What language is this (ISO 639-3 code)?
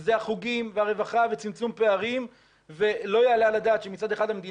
heb